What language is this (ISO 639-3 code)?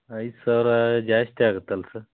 kan